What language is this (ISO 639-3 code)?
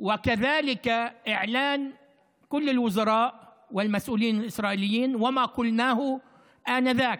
heb